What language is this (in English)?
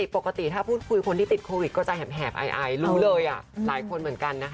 Thai